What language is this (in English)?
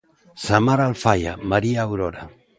Galician